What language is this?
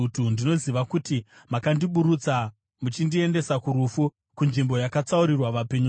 Shona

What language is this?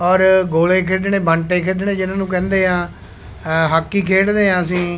Punjabi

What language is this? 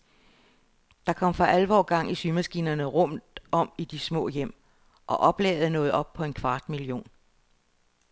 Danish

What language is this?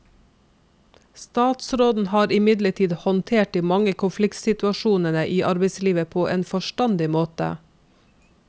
Norwegian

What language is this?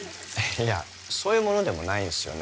Japanese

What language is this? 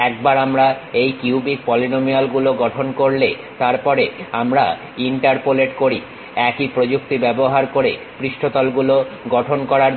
Bangla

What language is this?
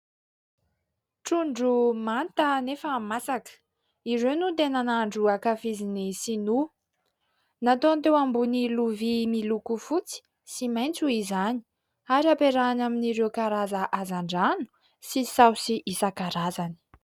Malagasy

